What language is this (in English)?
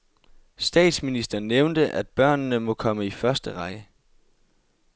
Danish